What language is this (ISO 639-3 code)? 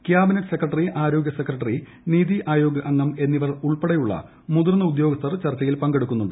mal